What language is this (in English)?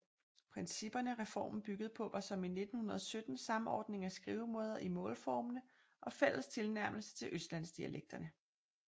Danish